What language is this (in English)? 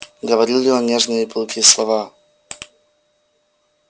Russian